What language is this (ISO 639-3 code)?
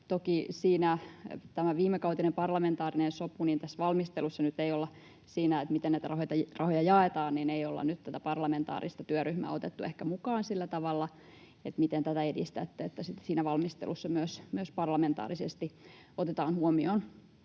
fin